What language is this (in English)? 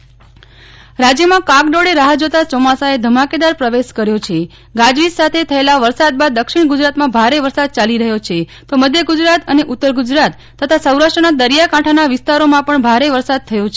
Gujarati